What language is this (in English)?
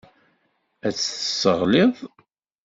Kabyle